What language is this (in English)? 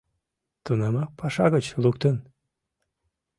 Mari